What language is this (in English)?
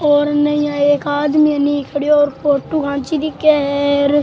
Rajasthani